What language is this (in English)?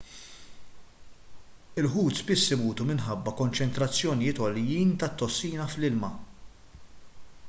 Maltese